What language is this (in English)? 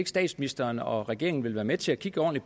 Danish